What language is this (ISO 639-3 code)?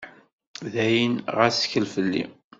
kab